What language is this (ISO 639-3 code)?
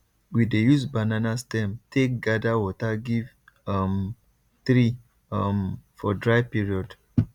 pcm